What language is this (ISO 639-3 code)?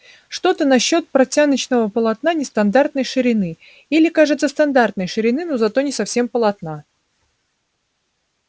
rus